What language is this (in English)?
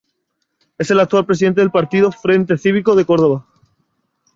Spanish